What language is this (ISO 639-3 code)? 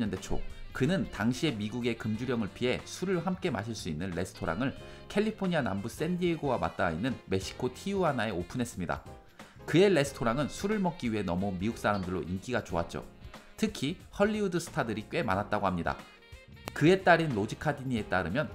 kor